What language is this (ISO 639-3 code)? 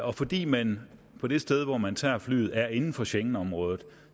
dan